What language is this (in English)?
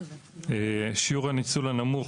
Hebrew